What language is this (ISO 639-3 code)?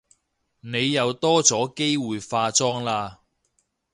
yue